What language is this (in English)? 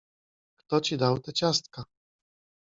Polish